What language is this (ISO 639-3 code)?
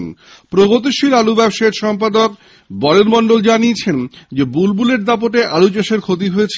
ben